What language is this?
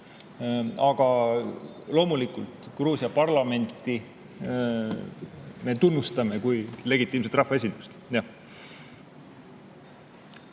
Estonian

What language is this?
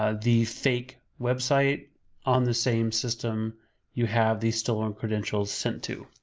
English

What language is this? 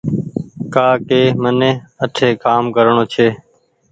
Goaria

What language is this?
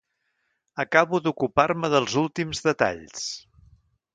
Catalan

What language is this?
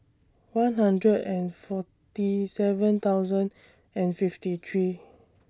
English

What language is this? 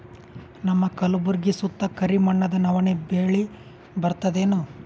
Kannada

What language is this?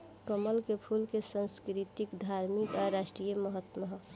Bhojpuri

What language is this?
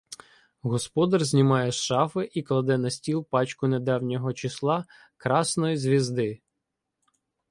Ukrainian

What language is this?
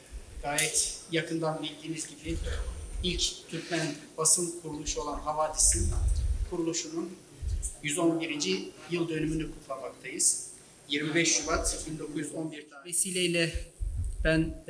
Turkish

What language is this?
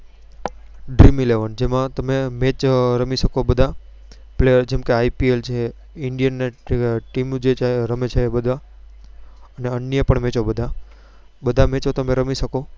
Gujarati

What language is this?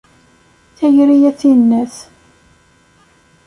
Kabyle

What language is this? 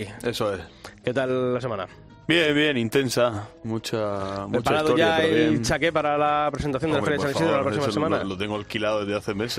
Spanish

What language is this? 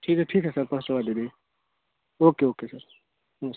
Hindi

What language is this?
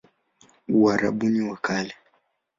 Swahili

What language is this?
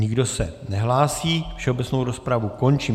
Czech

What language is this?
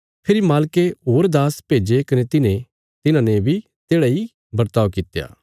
Bilaspuri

